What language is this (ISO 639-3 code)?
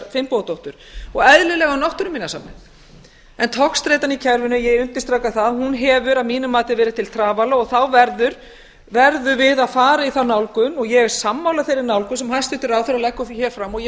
isl